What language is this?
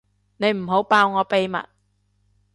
Cantonese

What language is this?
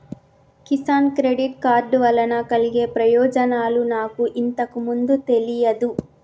Telugu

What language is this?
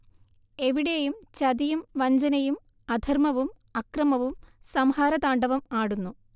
Malayalam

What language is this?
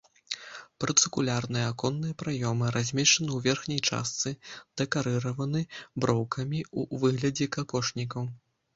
Belarusian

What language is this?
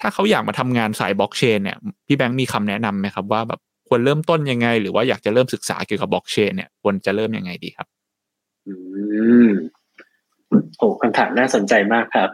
Thai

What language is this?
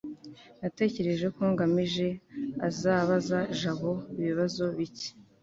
Kinyarwanda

